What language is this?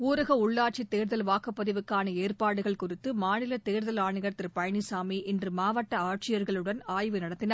Tamil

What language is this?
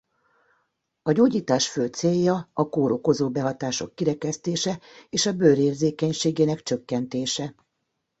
Hungarian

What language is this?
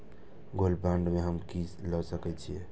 Maithili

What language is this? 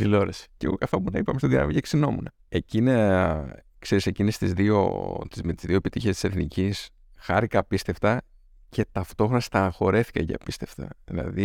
Greek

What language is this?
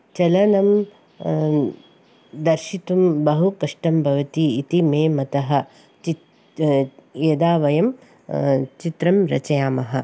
Sanskrit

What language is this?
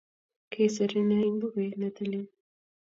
Kalenjin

